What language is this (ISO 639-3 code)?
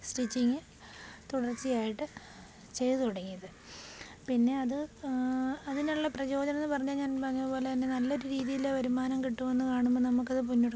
mal